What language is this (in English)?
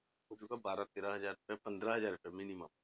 Punjabi